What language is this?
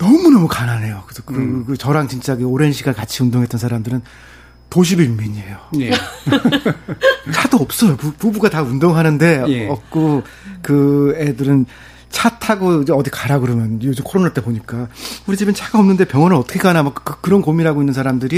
Korean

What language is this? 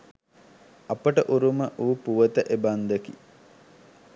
Sinhala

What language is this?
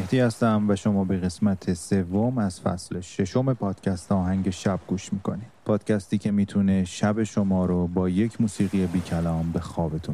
Persian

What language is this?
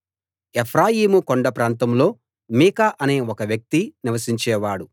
Telugu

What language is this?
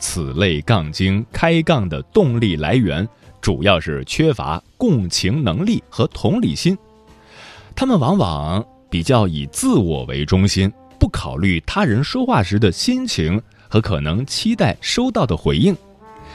Chinese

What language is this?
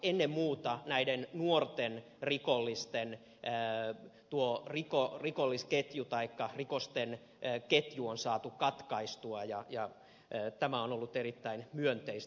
Finnish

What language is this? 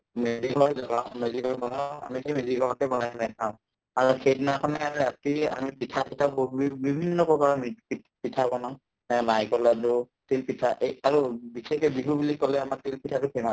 Assamese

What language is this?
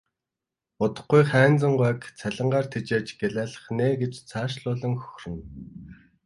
Mongolian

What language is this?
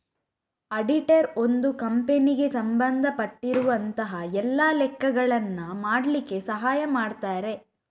Kannada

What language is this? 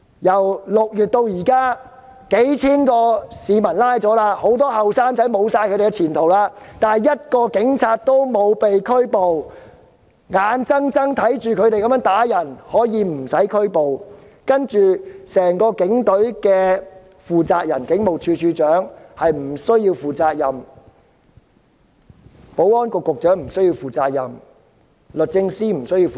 Cantonese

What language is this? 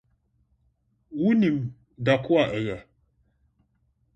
Akan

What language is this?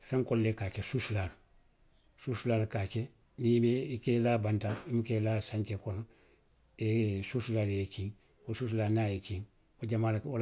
Western Maninkakan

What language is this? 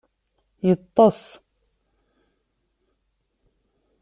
Kabyle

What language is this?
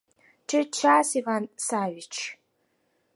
Mari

